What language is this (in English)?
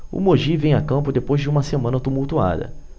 Portuguese